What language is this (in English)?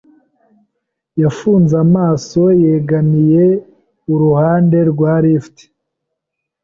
Kinyarwanda